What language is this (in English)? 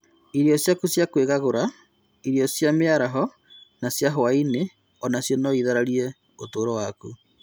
Kikuyu